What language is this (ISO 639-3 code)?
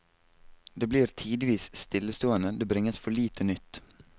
nor